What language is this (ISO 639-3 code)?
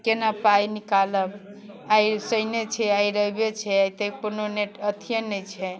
mai